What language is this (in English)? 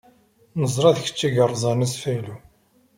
Kabyle